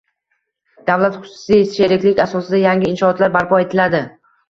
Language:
Uzbek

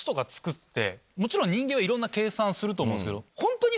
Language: Japanese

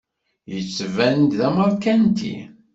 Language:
Kabyle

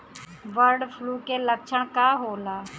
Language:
Bhojpuri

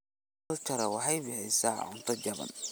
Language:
Somali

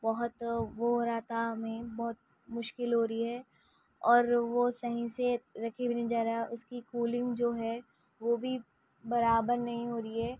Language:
Urdu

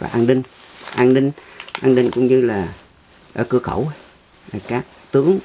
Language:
Vietnamese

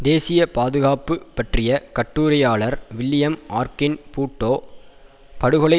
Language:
Tamil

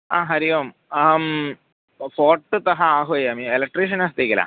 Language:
Sanskrit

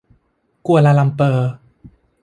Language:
Thai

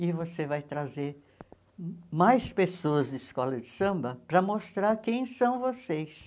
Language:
Portuguese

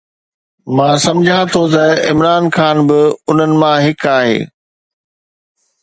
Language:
Sindhi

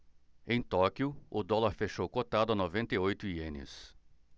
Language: Portuguese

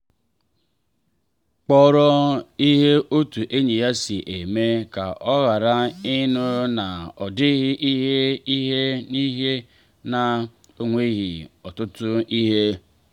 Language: Igbo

